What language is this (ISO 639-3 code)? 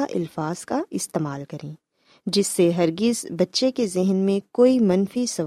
urd